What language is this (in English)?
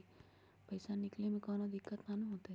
Magahi